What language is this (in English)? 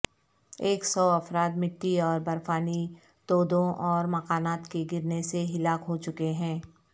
Urdu